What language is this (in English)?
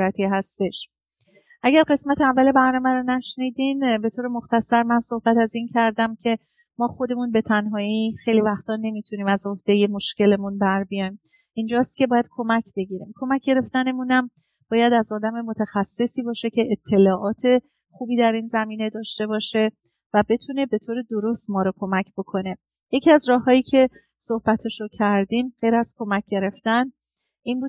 Persian